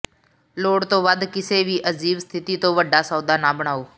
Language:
Punjabi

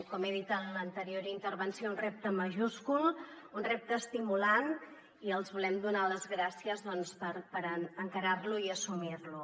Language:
Catalan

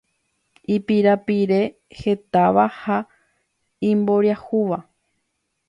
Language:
Guarani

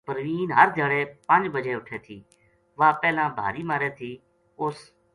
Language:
Gujari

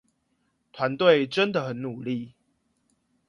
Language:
Chinese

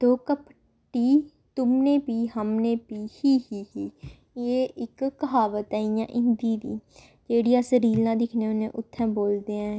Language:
Dogri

